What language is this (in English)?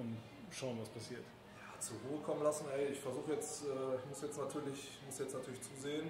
German